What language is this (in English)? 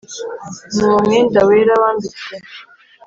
Kinyarwanda